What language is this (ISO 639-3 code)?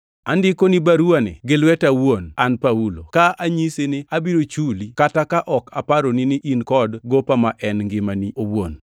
luo